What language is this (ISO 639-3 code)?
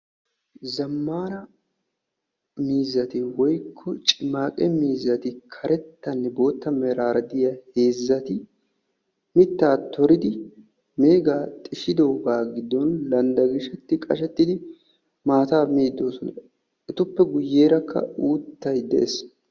wal